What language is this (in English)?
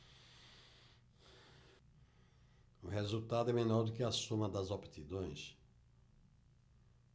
Portuguese